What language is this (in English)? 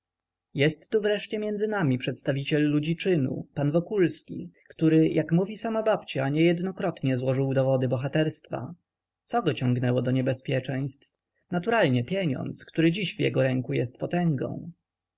Polish